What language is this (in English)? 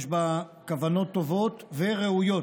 Hebrew